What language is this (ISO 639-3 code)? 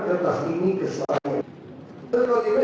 ind